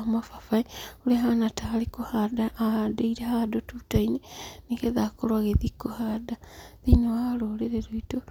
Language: Kikuyu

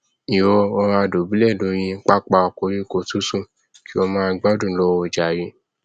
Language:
Yoruba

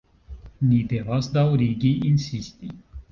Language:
Esperanto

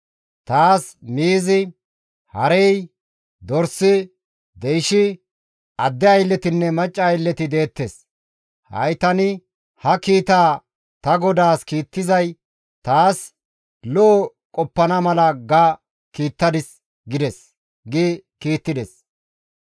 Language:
Gamo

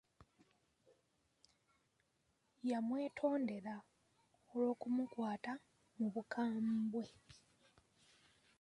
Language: Ganda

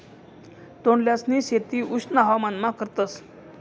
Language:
Marathi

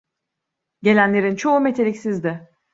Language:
Turkish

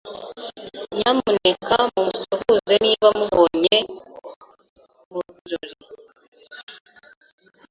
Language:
Kinyarwanda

